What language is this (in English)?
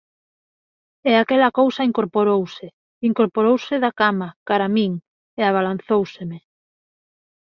Galician